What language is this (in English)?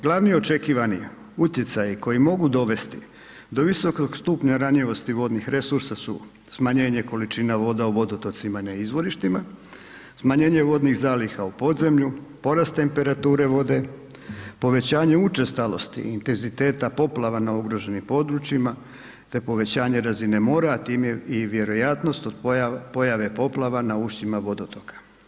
Croatian